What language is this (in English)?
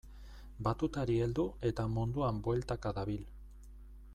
Basque